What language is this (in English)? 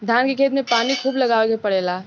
Bhojpuri